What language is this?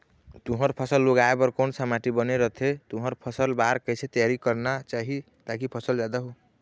Chhattisgarhi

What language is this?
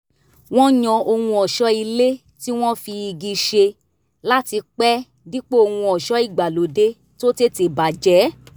Yoruba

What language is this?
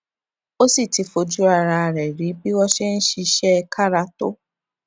Yoruba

